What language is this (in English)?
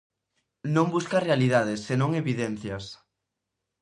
Galician